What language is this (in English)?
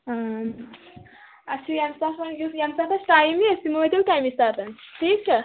Kashmiri